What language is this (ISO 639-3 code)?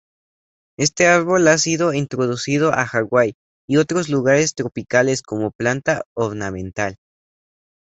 spa